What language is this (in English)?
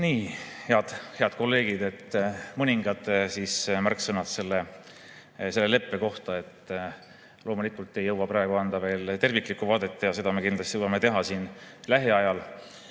Estonian